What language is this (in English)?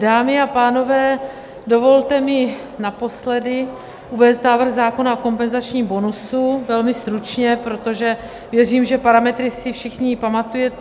Czech